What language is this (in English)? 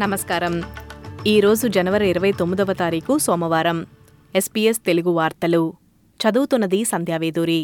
Telugu